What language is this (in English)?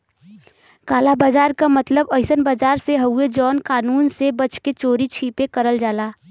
Bhojpuri